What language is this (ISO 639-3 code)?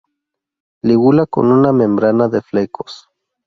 spa